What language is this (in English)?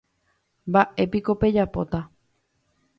Guarani